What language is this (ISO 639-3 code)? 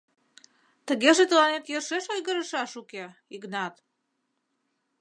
chm